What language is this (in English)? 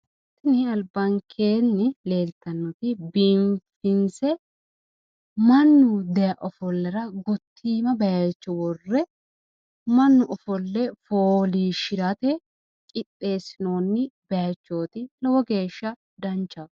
Sidamo